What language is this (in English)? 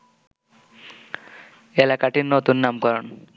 Bangla